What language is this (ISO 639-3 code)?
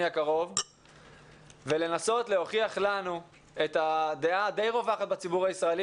heb